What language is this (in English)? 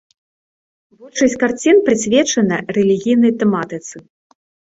Belarusian